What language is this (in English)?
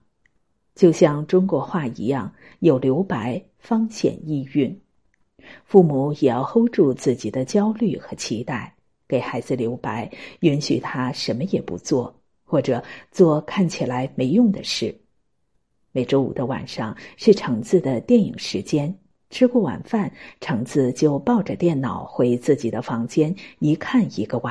Chinese